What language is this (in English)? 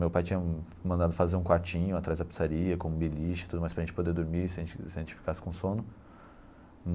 Portuguese